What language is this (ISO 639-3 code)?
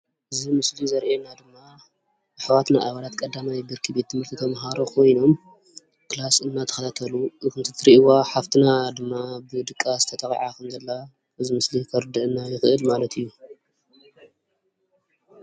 tir